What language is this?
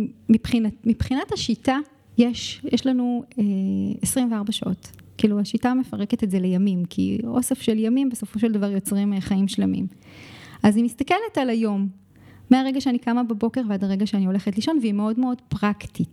Hebrew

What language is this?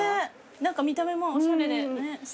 Japanese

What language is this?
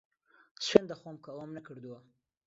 Central Kurdish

